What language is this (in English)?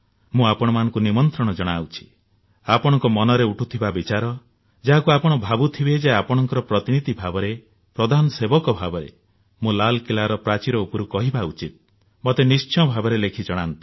Odia